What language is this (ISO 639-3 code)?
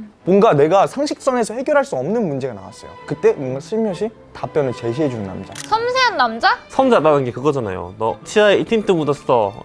kor